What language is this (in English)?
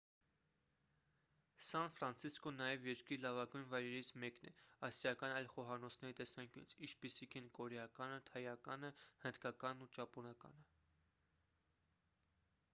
Armenian